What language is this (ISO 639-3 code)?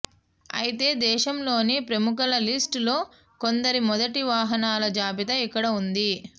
tel